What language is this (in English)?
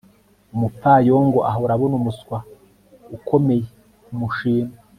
Kinyarwanda